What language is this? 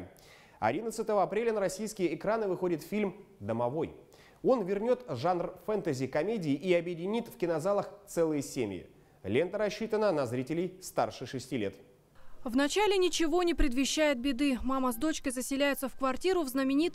Russian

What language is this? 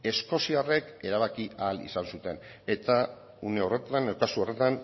Basque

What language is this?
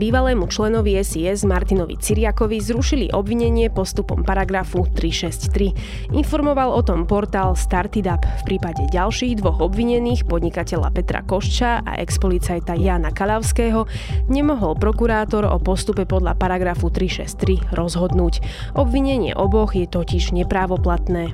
Slovak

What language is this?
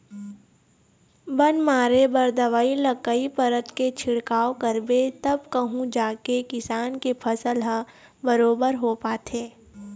Chhattisgarhi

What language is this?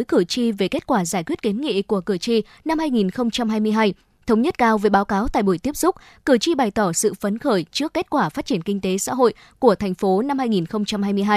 Vietnamese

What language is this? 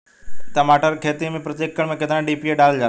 Bhojpuri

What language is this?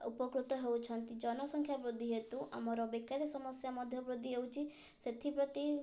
Odia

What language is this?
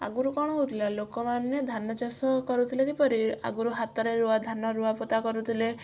Odia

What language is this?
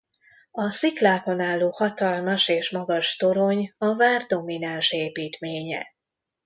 Hungarian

